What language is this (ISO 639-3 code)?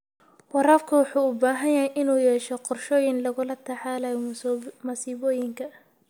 som